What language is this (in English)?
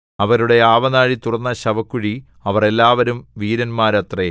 Malayalam